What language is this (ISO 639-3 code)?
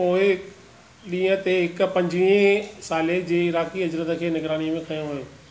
snd